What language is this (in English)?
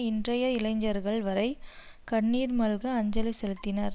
Tamil